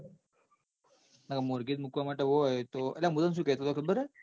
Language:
Gujarati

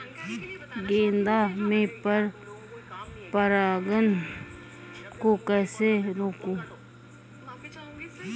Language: Hindi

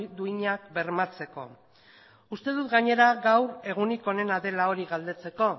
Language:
Basque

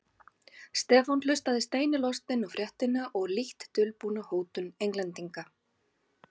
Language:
Icelandic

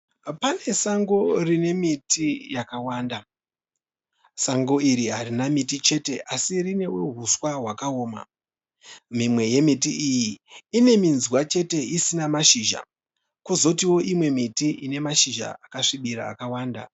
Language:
Shona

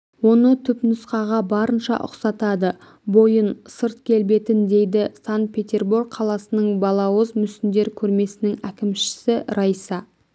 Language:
Kazakh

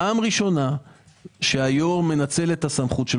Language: Hebrew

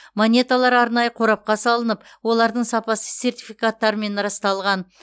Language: Kazakh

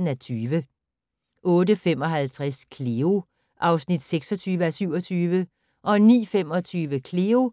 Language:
Danish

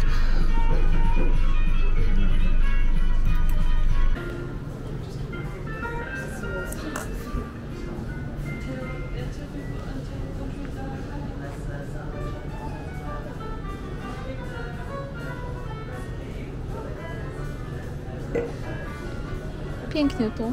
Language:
Polish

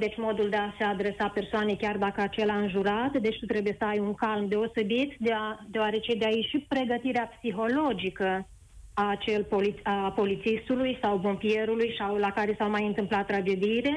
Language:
Romanian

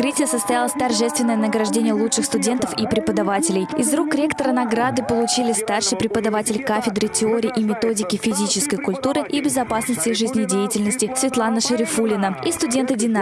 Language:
Russian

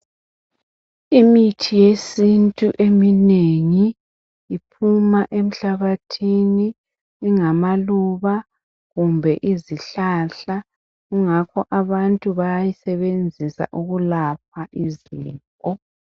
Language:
North Ndebele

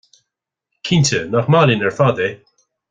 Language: Irish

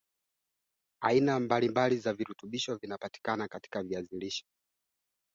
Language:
Swahili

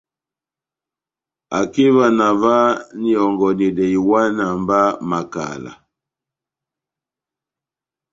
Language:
Batanga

